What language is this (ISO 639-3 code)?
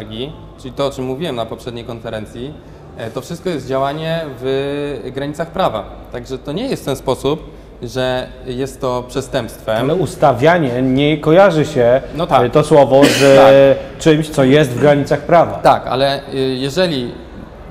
pol